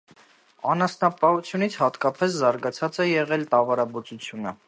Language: Armenian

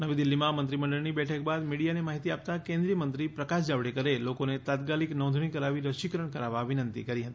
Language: Gujarati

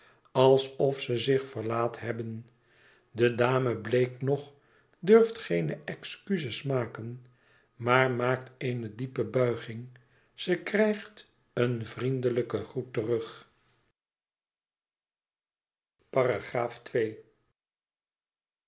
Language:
Dutch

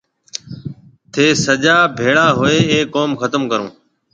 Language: Marwari (Pakistan)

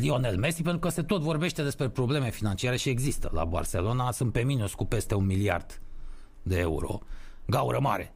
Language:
Romanian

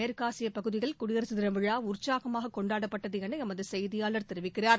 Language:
Tamil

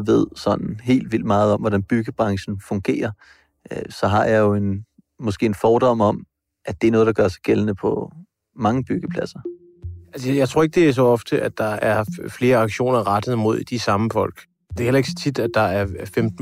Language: Danish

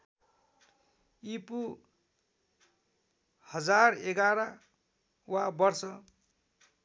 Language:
Nepali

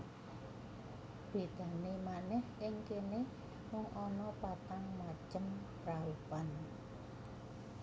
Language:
Javanese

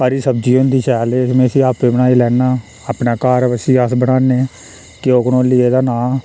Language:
Dogri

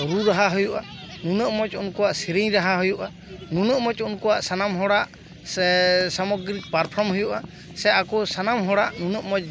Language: Santali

